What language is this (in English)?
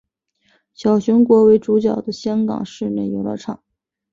Chinese